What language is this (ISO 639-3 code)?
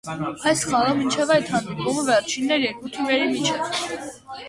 hye